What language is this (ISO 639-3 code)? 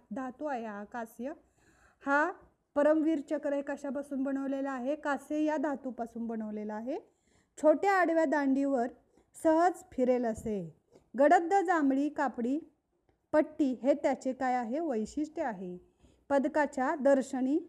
mar